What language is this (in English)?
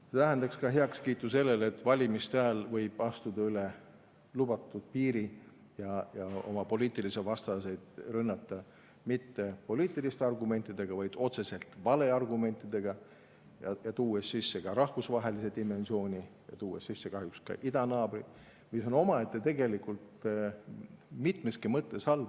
Estonian